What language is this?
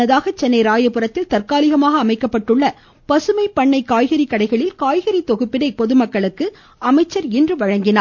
Tamil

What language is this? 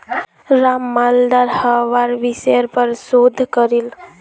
Magahi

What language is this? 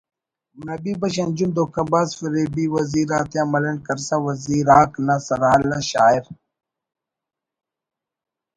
Brahui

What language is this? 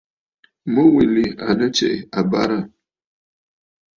Bafut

